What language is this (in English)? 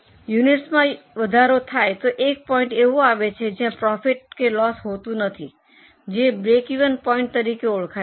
Gujarati